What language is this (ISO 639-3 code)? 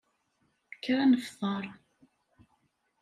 kab